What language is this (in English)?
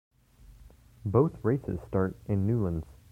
English